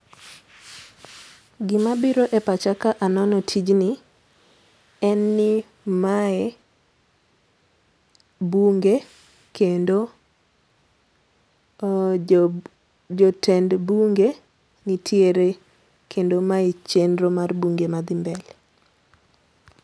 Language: Luo (Kenya and Tanzania)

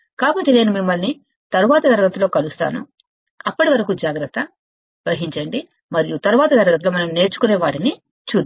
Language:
Telugu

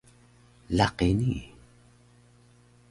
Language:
Taroko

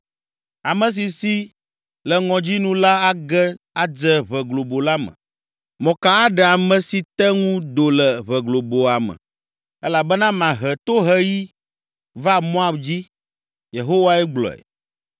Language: Ewe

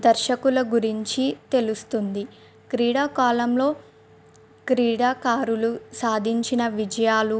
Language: Telugu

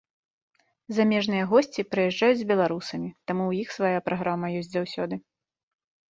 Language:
Belarusian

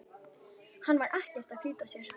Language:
Icelandic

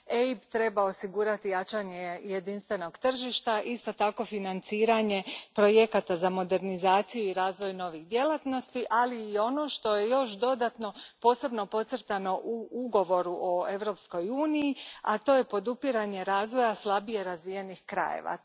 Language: Croatian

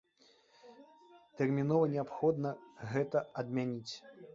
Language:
Belarusian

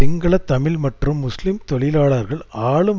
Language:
Tamil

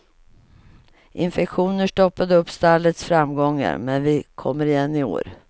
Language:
Swedish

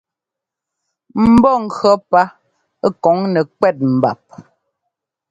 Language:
Ngomba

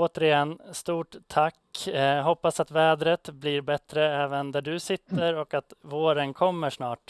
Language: Swedish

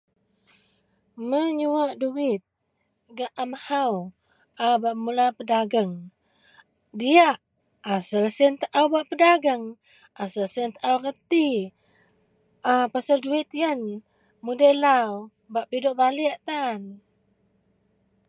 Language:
Central Melanau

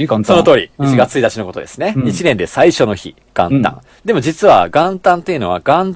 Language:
Japanese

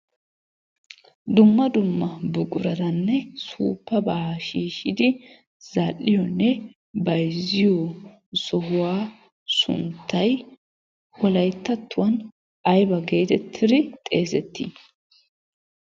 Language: Wolaytta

